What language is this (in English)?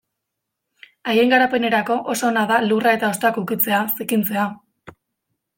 Basque